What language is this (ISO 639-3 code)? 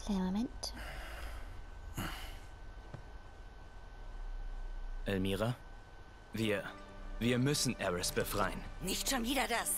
deu